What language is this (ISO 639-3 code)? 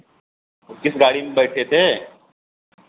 hin